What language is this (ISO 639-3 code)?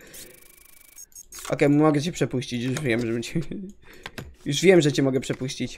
pol